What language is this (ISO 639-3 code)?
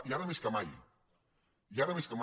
cat